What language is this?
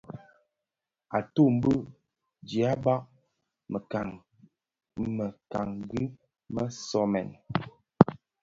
Bafia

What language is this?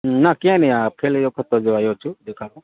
Gujarati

